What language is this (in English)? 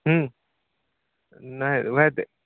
Maithili